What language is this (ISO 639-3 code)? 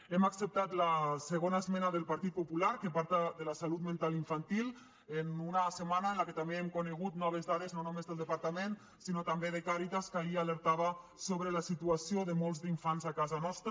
cat